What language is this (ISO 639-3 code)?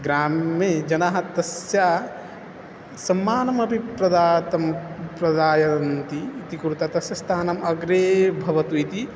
san